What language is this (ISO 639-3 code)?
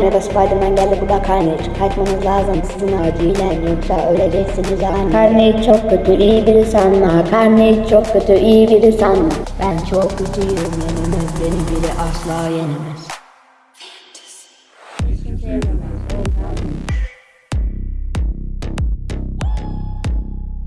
tur